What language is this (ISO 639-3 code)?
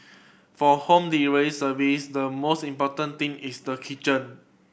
eng